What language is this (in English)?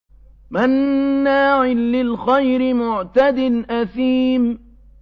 Arabic